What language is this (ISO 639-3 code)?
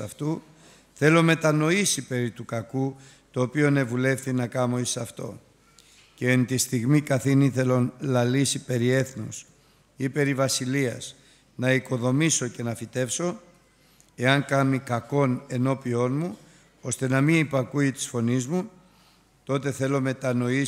ell